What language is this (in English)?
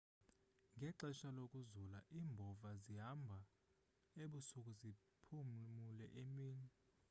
Xhosa